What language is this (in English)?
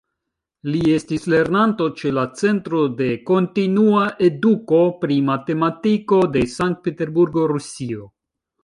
Esperanto